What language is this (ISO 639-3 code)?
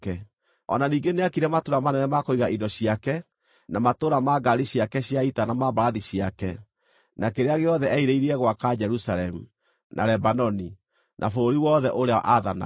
kik